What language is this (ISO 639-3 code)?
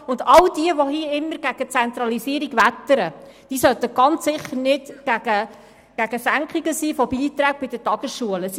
gsw